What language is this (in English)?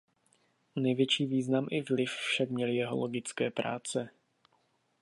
Czech